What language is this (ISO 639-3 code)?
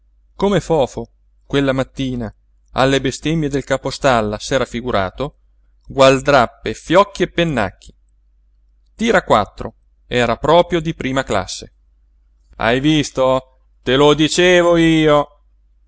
ita